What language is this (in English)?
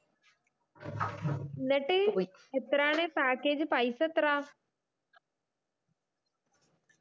Malayalam